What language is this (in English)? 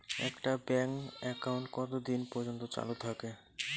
Bangla